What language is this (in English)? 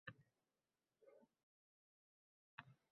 Uzbek